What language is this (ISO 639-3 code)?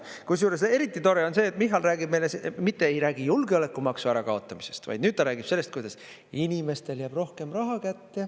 est